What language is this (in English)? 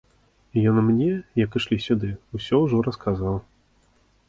Belarusian